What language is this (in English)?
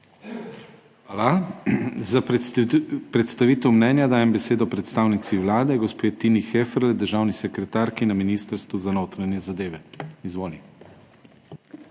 Slovenian